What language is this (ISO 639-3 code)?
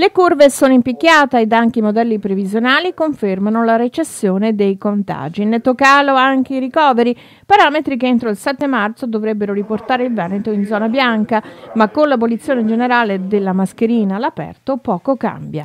ita